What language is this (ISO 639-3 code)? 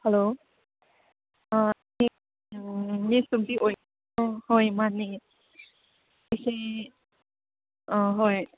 mni